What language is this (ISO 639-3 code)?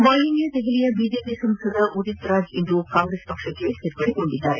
kan